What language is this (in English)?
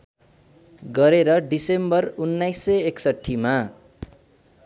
Nepali